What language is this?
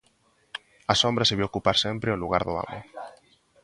Galician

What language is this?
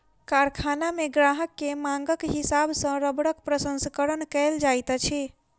Maithili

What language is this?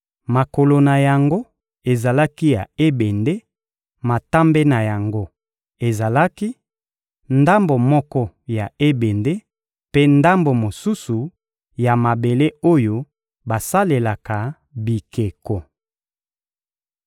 Lingala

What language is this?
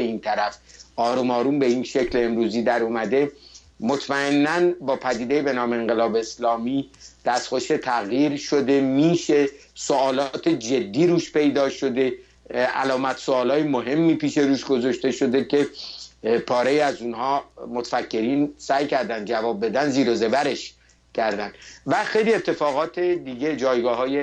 Persian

